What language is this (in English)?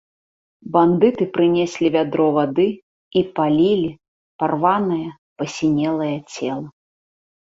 Belarusian